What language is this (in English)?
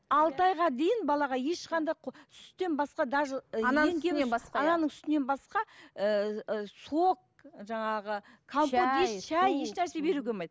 Kazakh